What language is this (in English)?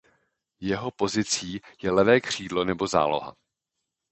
Czech